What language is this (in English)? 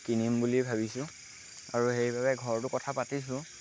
Assamese